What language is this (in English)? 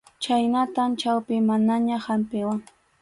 Arequipa-La Unión Quechua